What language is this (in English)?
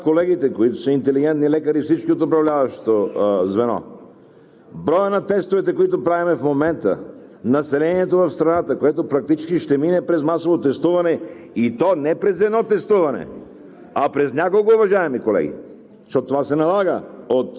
Bulgarian